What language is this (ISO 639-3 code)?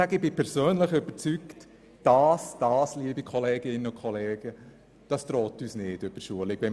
gsw